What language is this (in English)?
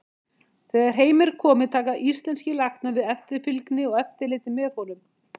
Icelandic